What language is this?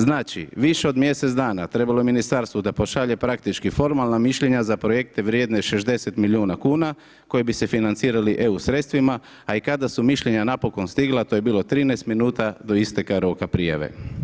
Croatian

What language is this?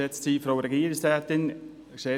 Swiss German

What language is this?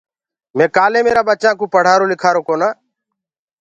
Gurgula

